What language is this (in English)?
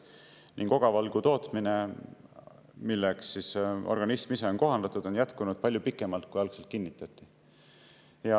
Estonian